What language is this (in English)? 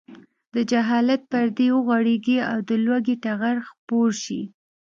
Pashto